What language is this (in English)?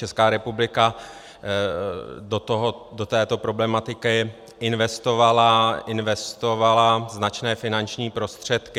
Czech